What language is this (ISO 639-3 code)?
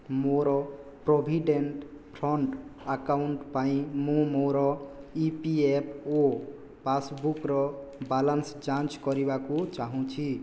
ori